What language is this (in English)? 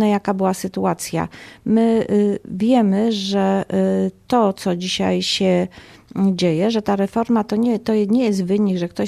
Polish